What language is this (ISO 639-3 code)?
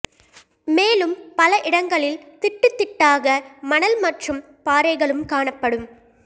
tam